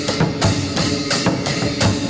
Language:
Thai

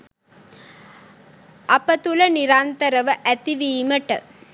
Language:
Sinhala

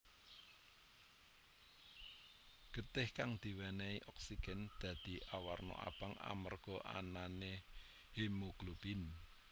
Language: Javanese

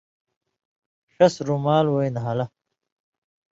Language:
Indus Kohistani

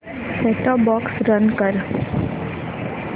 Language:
Marathi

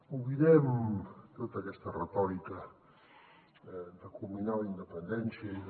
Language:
Catalan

